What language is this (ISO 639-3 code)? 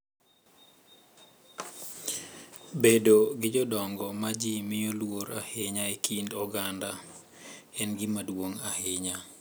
luo